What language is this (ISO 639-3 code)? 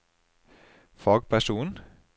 nor